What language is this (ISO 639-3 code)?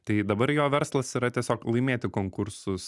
lit